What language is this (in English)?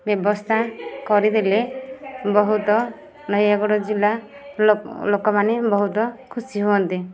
Odia